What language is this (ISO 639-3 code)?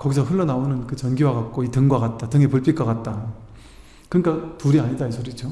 kor